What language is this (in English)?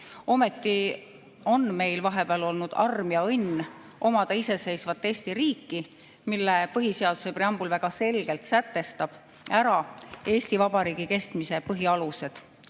Estonian